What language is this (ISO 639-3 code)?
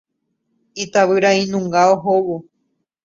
grn